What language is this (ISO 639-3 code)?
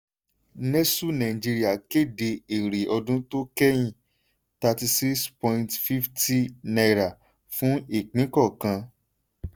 yor